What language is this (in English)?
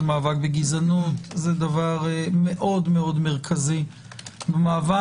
Hebrew